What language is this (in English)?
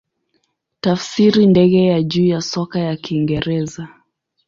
Swahili